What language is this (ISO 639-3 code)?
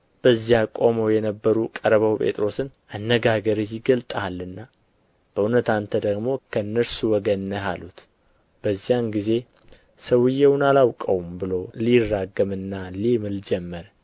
amh